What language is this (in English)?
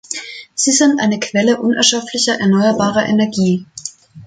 German